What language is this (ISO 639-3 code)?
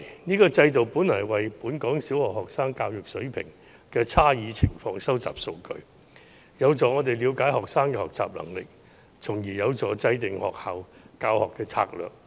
yue